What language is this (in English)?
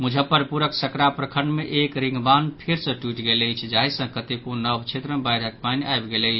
Maithili